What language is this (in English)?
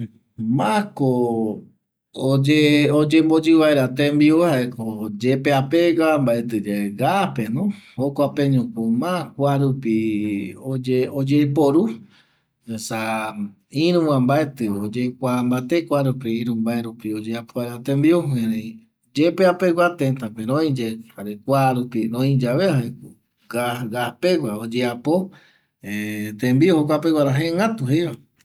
Eastern Bolivian Guaraní